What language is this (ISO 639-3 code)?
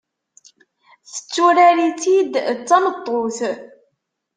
kab